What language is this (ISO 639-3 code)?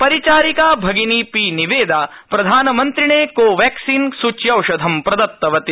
san